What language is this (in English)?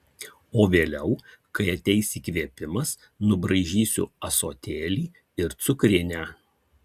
Lithuanian